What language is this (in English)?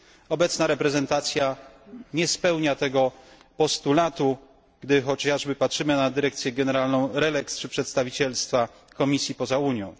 Polish